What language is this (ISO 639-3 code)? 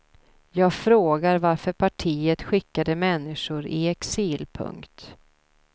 swe